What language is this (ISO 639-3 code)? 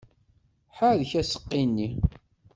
kab